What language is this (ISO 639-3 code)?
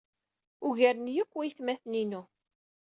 kab